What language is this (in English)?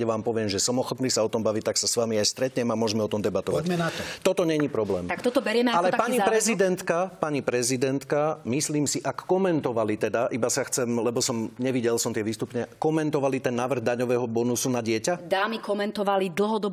Slovak